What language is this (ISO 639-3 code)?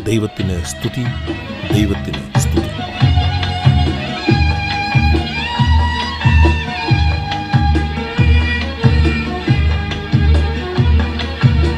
mal